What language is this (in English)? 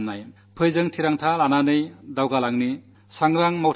Malayalam